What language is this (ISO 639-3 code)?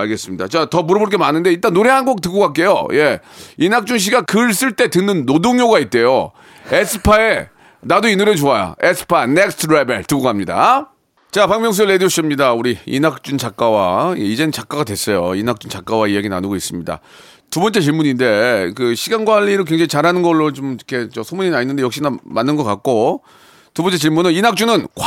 kor